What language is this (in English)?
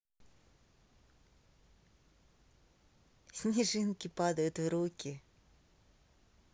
Russian